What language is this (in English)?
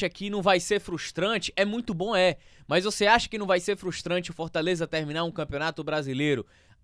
Portuguese